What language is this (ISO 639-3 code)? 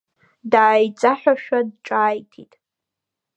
abk